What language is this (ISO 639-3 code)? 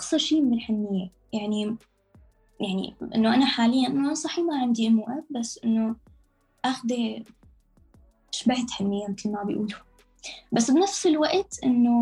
ara